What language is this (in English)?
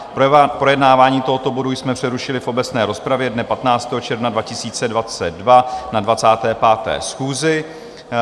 Czech